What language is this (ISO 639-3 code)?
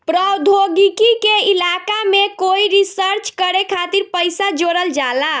bho